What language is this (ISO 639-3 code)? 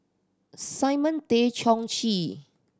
eng